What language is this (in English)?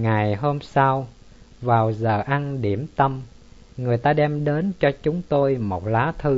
Vietnamese